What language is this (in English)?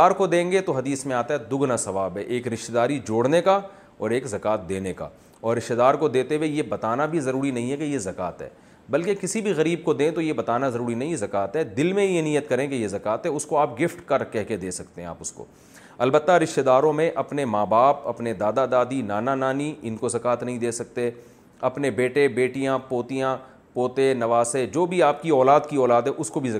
Urdu